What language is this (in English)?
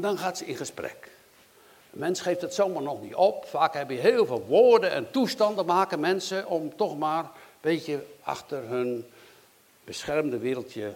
Dutch